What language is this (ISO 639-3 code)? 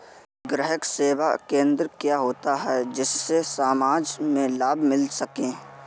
hin